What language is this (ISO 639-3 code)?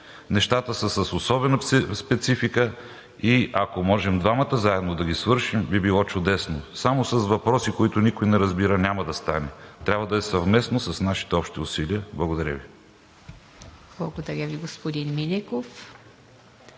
bul